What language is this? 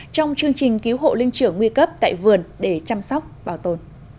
Vietnamese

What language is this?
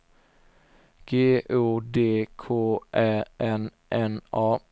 Swedish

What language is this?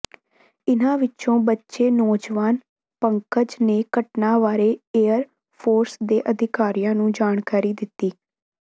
Punjabi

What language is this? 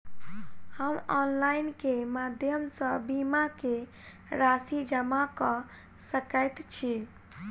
Maithili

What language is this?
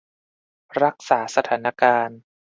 Thai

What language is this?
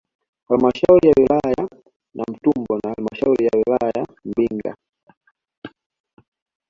Swahili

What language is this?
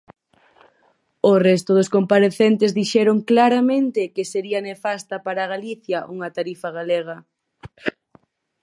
Galician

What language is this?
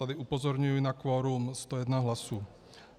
Czech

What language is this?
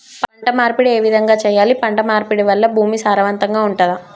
Telugu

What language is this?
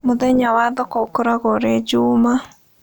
Kikuyu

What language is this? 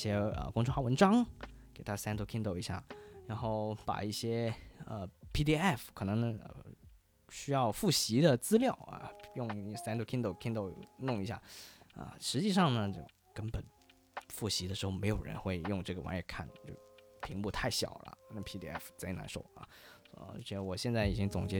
Chinese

